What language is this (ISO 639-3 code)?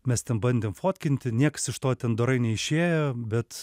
lit